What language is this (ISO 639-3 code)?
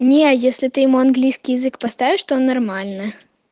rus